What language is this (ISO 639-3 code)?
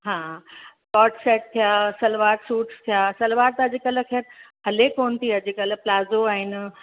snd